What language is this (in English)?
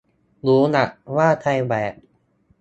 Thai